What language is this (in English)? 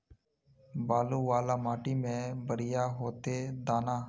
Magahi